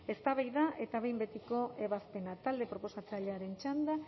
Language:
Basque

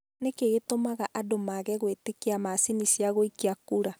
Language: Kikuyu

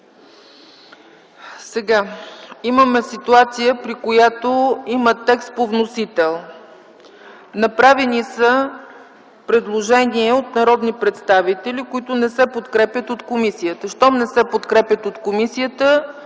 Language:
Bulgarian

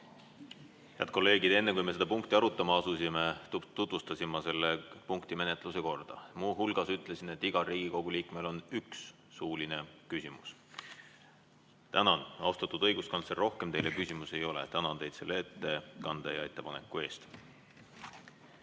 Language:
Estonian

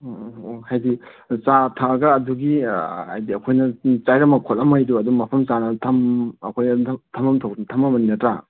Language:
Manipuri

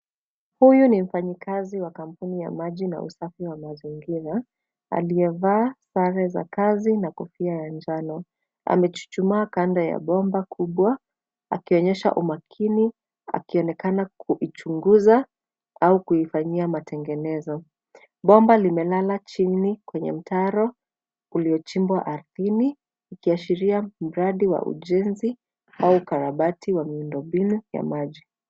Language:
Swahili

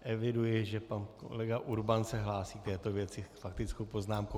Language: Czech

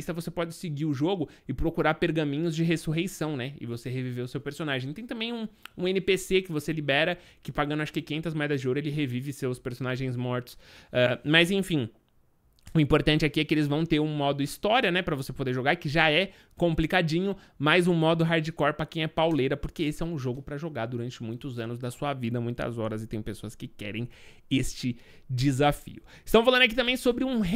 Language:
Portuguese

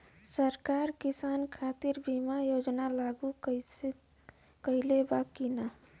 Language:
Bhojpuri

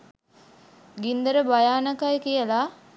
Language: Sinhala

